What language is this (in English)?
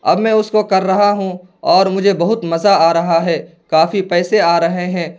Urdu